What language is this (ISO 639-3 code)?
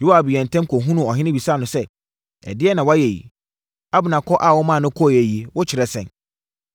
aka